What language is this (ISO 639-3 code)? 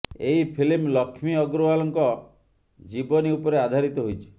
ori